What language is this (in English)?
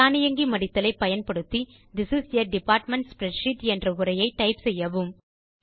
Tamil